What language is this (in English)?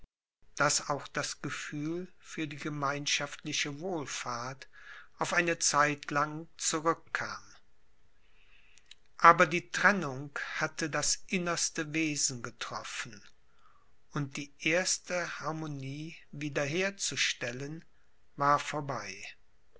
German